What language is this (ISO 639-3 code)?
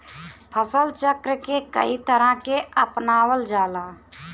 bho